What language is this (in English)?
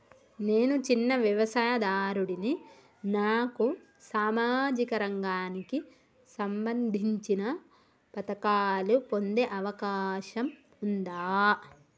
Telugu